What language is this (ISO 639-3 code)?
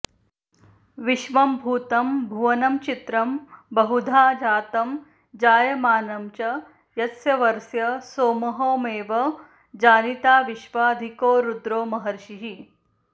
san